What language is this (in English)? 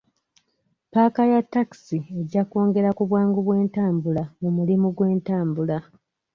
Ganda